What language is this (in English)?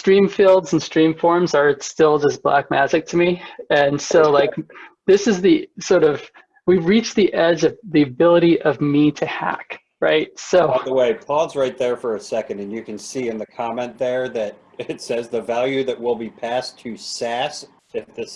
English